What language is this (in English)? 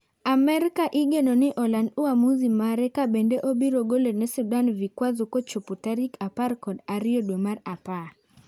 Luo (Kenya and Tanzania)